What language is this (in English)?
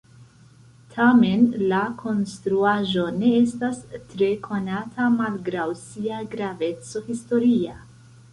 Esperanto